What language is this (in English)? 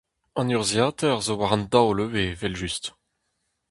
Breton